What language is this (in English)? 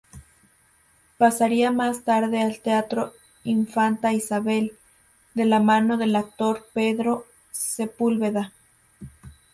Spanish